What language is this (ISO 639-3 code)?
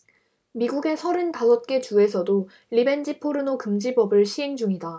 kor